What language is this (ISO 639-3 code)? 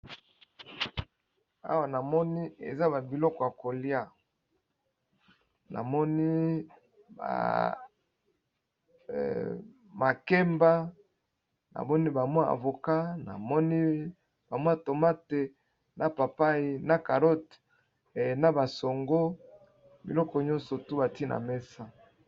lin